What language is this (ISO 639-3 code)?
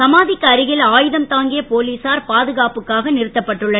tam